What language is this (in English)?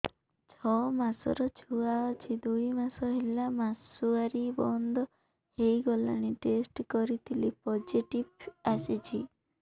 Odia